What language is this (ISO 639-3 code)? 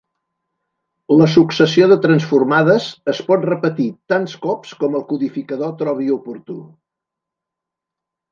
cat